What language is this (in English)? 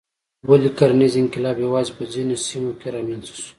Pashto